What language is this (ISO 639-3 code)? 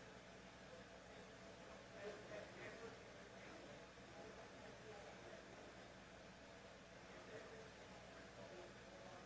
eng